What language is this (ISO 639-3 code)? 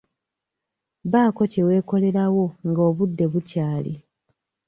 lug